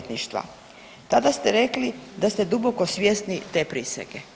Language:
Croatian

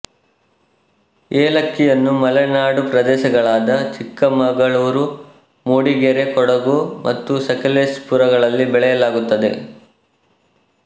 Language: Kannada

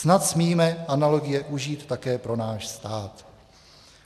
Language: Czech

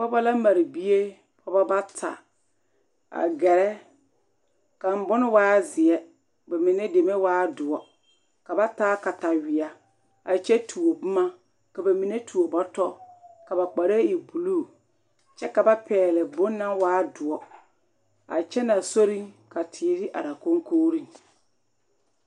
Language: Southern Dagaare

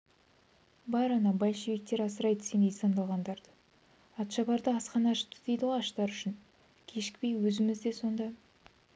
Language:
Kazakh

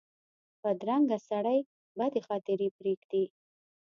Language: Pashto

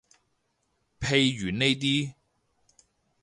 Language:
Cantonese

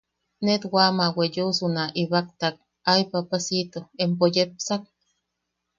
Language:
Yaqui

